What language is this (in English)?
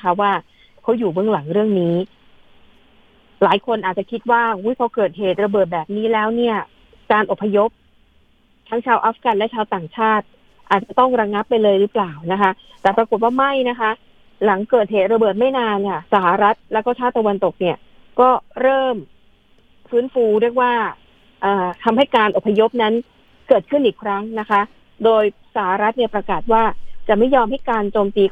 Thai